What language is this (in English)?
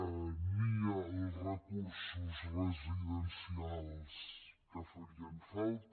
Catalan